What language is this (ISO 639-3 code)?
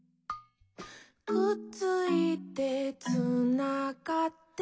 jpn